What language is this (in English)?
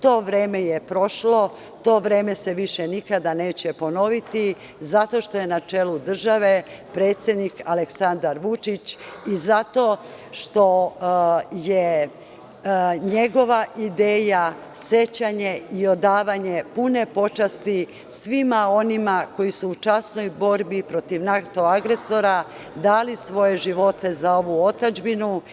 Serbian